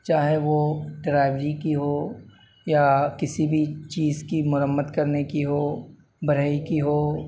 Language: Urdu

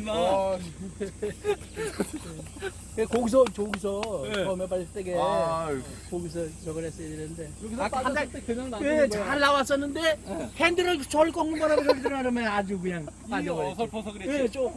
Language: Korean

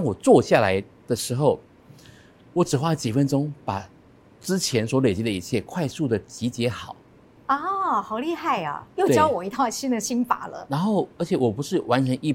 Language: Chinese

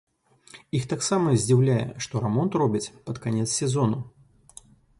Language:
Belarusian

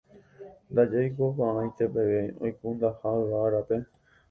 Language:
Guarani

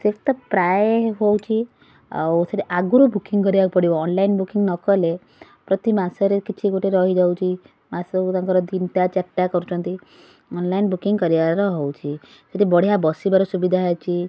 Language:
Odia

